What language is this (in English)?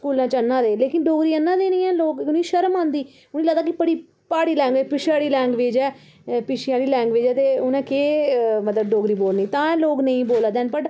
Dogri